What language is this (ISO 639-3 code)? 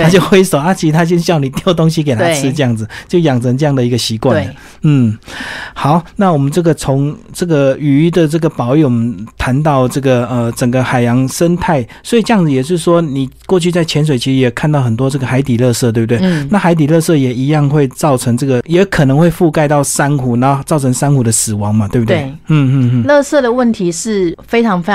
zho